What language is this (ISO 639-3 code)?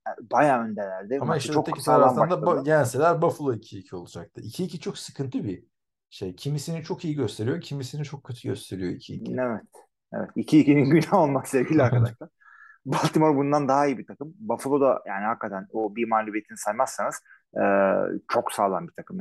tur